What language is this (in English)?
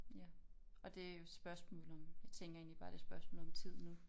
Danish